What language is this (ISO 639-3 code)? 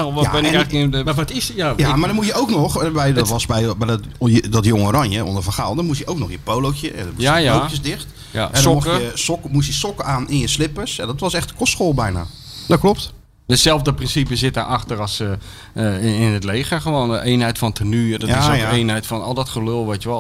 nld